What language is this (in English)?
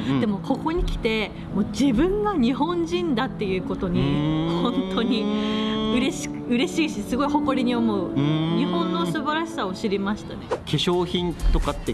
Japanese